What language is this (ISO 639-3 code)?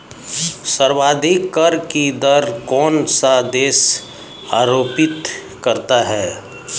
hin